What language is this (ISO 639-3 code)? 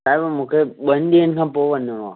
snd